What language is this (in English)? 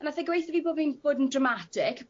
Welsh